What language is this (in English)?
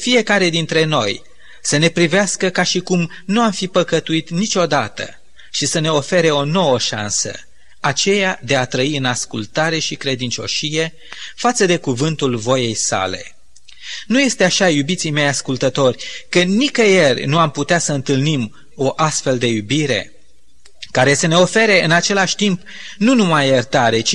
Romanian